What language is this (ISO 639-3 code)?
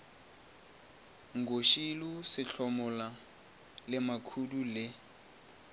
nso